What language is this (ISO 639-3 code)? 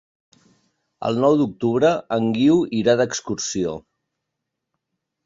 cat